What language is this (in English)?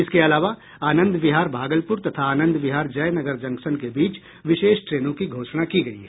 Hindi